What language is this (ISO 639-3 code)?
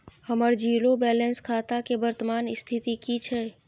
mai